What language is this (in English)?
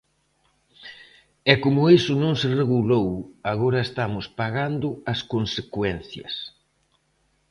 Galician